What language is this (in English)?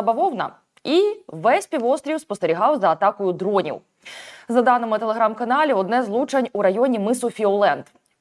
Ukrainian